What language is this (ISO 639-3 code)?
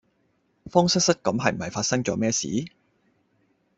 yue